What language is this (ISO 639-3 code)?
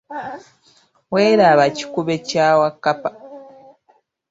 lug